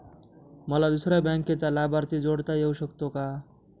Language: Marathi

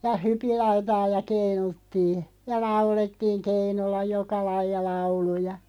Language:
Finnish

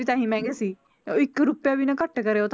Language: Punjabi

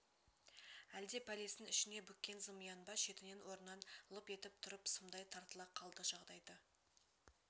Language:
Kazakh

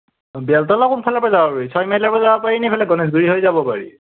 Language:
Assamese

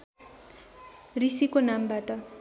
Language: Nepali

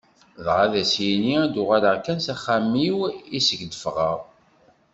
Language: Kabyle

